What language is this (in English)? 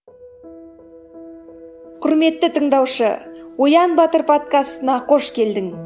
Kazakh